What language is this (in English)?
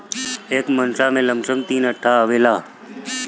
Bhojpuri